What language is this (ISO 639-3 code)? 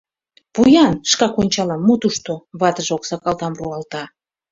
chm